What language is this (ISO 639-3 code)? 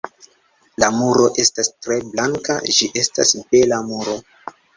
epo